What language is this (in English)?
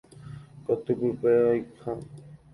Guarani